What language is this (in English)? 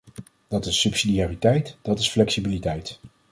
Dutch